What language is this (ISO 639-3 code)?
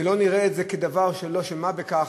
heb